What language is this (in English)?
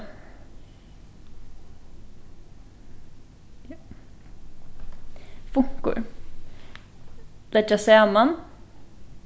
Faroese